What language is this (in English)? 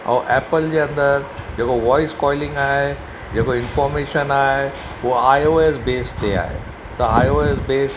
Sindhi